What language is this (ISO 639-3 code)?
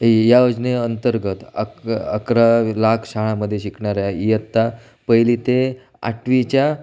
mar